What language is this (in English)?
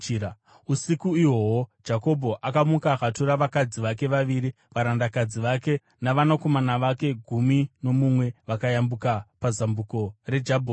Shona